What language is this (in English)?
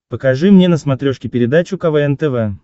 Russian